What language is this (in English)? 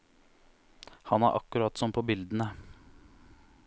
Norwegian